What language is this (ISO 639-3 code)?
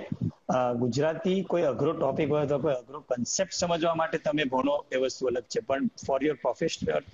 guj